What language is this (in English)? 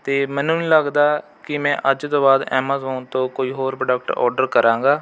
Punjabi